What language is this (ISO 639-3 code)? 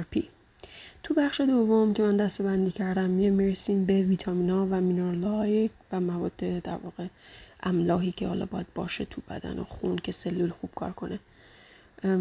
fas